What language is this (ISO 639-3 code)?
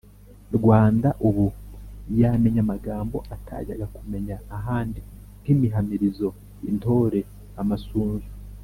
kin